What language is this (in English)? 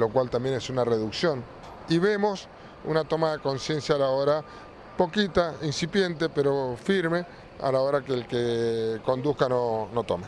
Spanish